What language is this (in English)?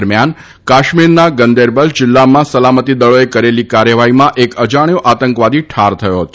Gujarati